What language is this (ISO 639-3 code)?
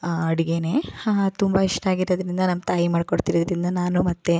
kan